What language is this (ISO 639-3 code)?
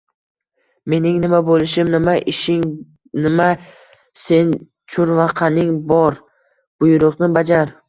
uzb